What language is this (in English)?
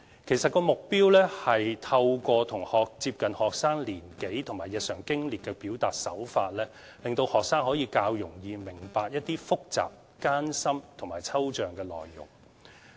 Cantonese